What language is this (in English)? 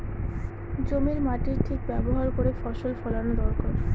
Bangla